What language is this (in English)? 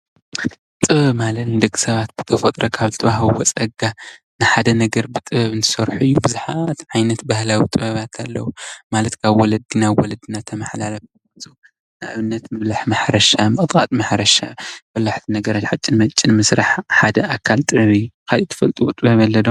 Tigrinya